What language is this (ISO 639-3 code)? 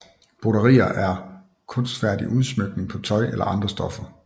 dan